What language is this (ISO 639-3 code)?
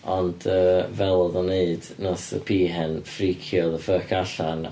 cym